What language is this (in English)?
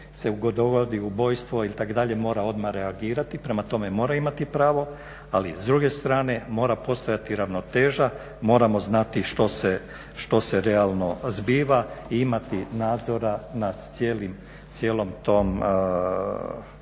Croatian